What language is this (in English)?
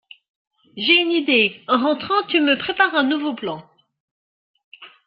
French